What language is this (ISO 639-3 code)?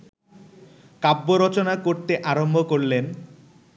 ben